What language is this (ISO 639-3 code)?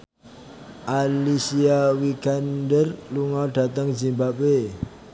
jav